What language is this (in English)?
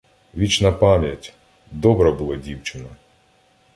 Ukrainian